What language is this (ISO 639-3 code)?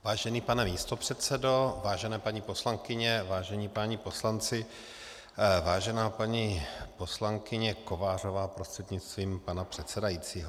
ces